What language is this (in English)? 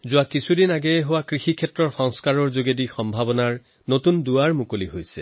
Assamese